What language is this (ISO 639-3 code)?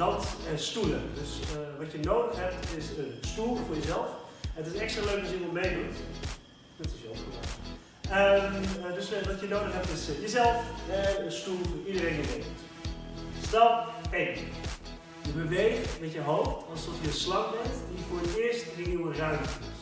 nld